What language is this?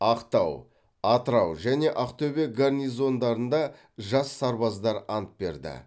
Kazakh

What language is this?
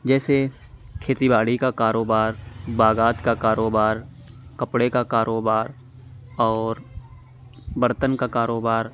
Urdu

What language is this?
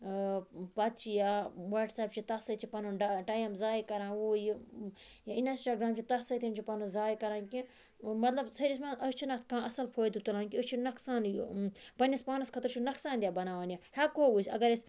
Kashmiri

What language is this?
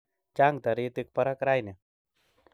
Kalenjin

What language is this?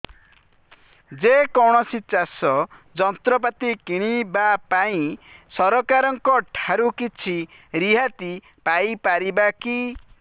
Odia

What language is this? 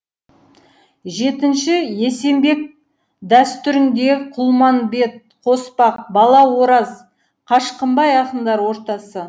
Kazakh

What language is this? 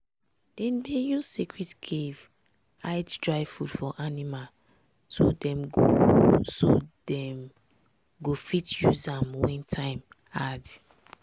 Nigerian Pidgin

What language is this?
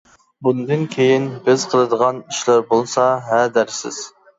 Uyghur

